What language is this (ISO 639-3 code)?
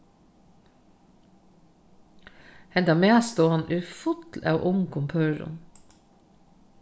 fao